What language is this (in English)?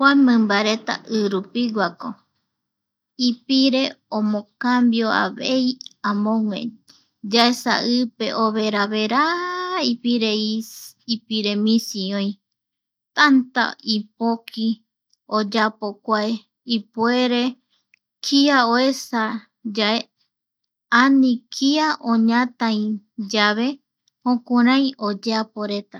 Eastern Bolivian Guaraní